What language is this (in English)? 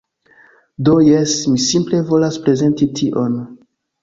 Esperanto